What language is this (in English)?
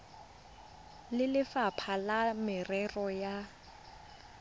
Tswana